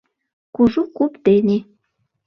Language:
Mari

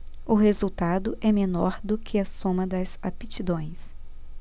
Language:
Portuguese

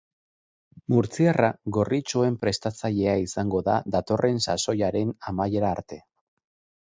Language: Basque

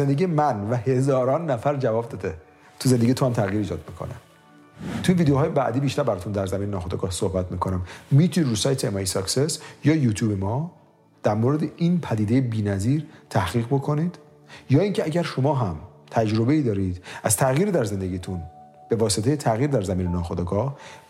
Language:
Persian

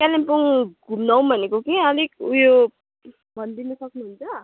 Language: Nepali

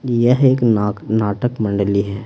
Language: Hindi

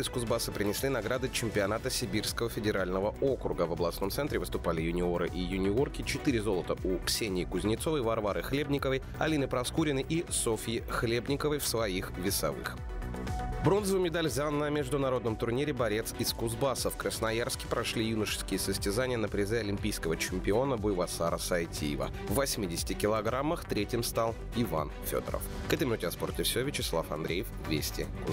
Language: Russian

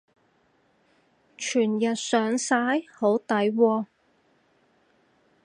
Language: Cantonese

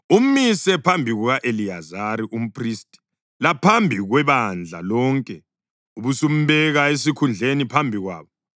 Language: North Ndebele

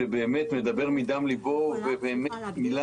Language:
Hebrew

